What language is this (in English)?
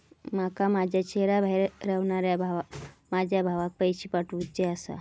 Marathi